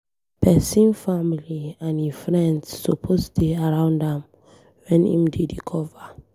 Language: Nigerian Pidgin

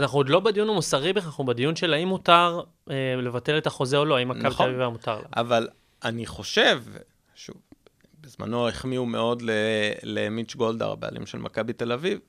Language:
Hebrew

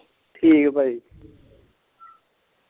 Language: Punjabi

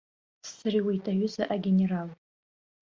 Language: Abkhazian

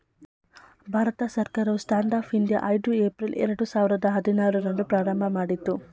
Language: Kannada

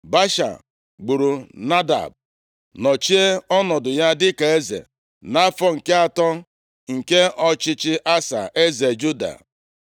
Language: Igbo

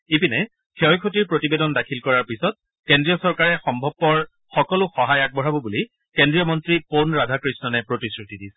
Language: Assamese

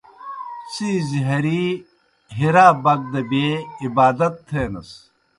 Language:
Kohistani Shina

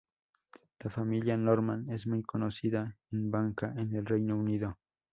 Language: Spanish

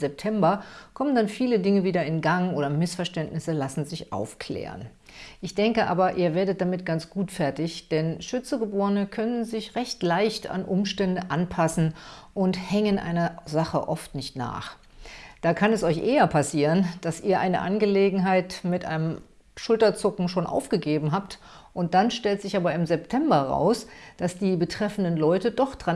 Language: German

